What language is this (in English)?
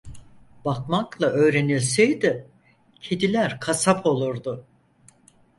Turkish